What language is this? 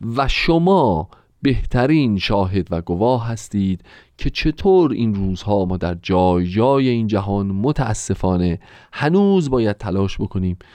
Persian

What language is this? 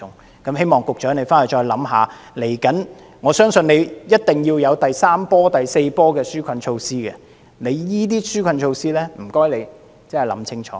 Cantonese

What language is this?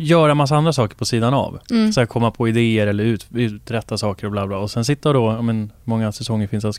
Swedish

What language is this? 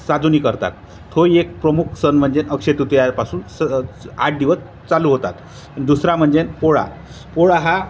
Marathi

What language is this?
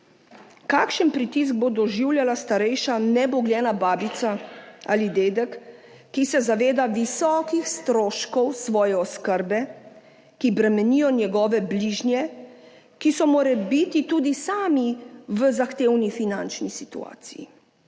Slovenian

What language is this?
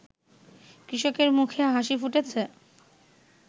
Bangla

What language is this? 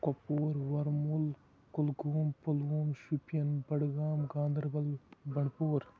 Kashmiri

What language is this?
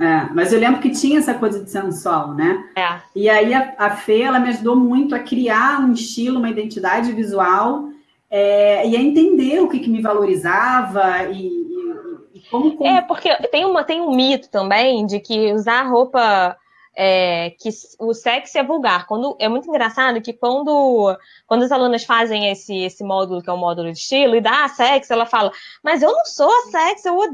Portuguese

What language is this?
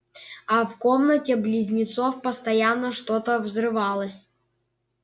Russian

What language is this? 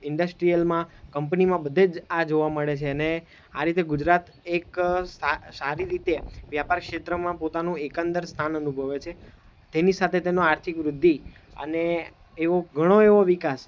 Gujarati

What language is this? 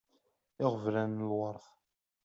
Kabyle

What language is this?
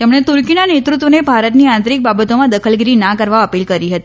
Gujarati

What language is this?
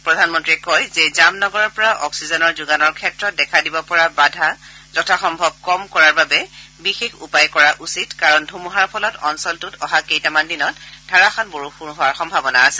Assamese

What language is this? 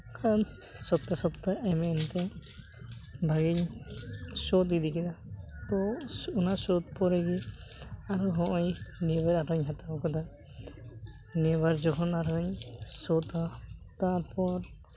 Santali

